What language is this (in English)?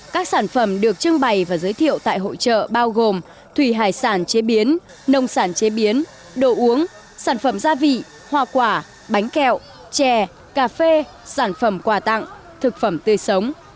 Vietnamese